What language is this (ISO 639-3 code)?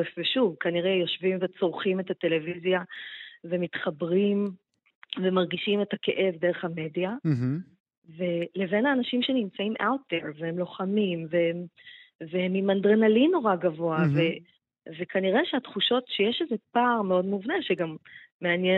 heb